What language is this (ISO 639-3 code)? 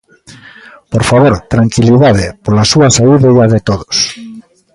glg